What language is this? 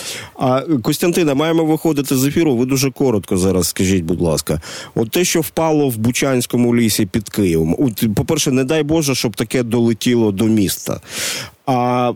Ukrainian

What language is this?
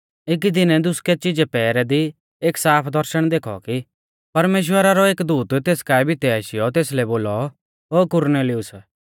Mahasu Pahari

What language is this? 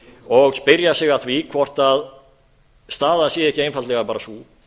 Icelandic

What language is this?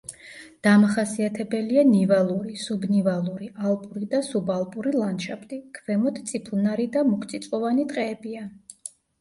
Georgian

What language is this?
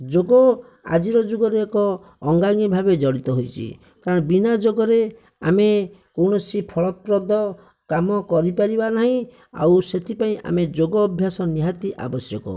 Odia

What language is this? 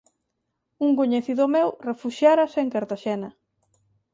Galician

